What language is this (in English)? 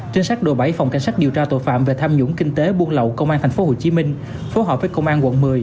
Vietnamese